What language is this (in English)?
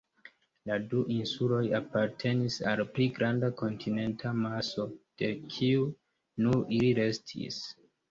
Esperanto